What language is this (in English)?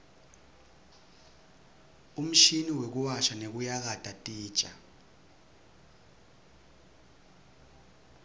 Swati